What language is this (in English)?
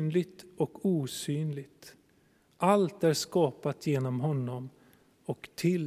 Swedish